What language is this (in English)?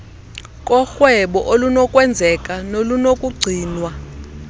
Xhosa